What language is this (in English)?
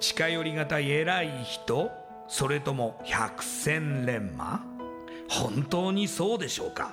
Japanese